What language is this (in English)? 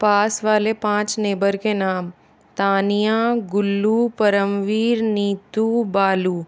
Hindi